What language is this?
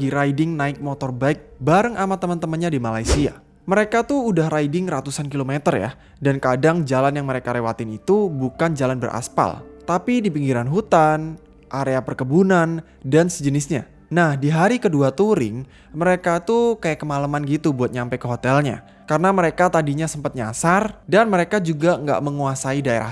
Indonesian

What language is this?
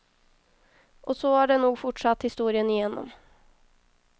Swedish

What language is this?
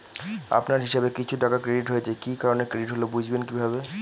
Bangla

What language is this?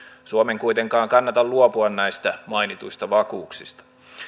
Finnish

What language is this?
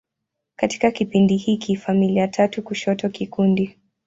Swahili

